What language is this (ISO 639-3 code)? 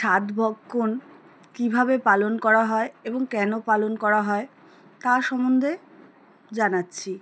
ben